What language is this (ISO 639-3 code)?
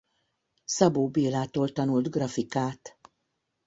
hun